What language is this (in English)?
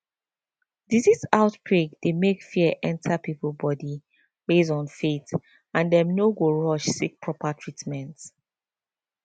Nigerian Pidgin